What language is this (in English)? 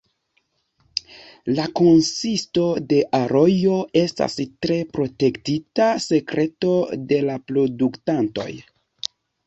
Esperanto